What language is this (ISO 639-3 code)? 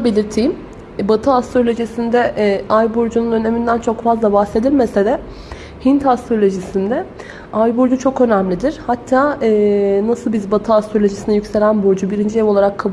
tur